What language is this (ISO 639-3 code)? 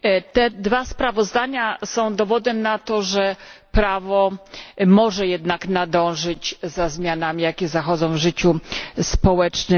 pol